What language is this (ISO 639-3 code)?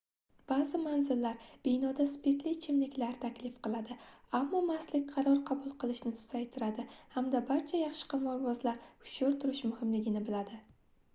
uzb